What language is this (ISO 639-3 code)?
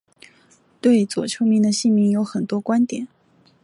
zho